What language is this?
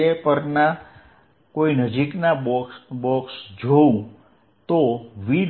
Gujarati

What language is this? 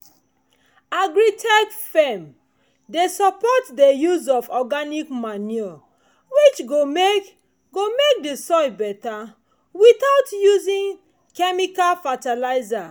Nigerian Pidgin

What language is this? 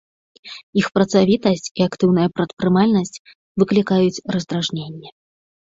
Belarusian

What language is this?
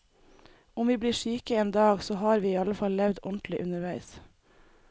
Norwegian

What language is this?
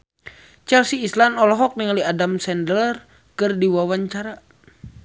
Sundanese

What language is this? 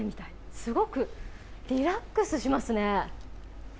Japanese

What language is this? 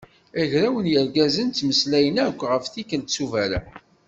Kabyle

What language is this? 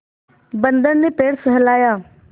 Hindi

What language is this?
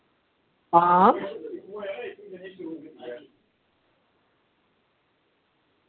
Dogri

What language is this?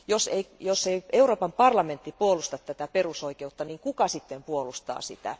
Finnish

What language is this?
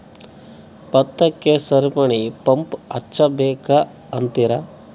Kannada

